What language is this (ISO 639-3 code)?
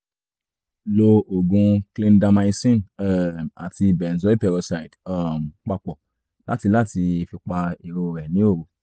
yor